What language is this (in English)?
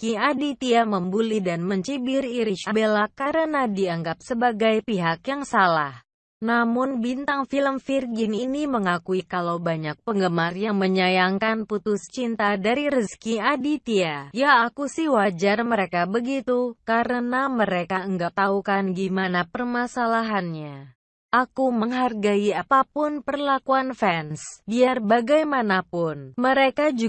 Indonesian